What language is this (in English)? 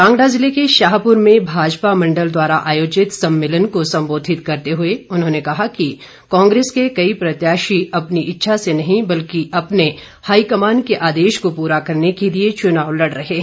Hindi